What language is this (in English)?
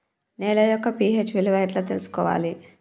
Telugu